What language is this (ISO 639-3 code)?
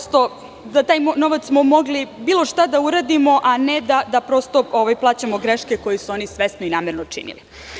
srp